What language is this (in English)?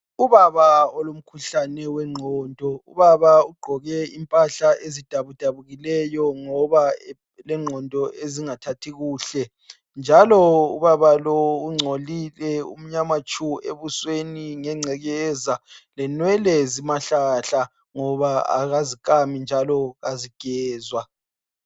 North Ndebele